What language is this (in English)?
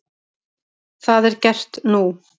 Icelandic